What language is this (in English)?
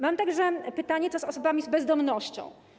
Polish